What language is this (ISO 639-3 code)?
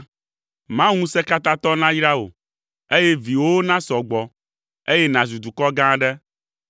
ewe